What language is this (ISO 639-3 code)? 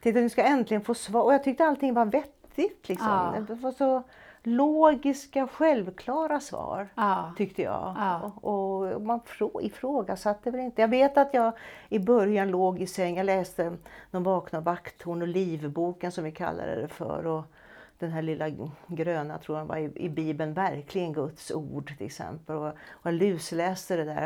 swe